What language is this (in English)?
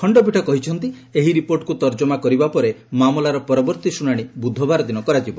Odia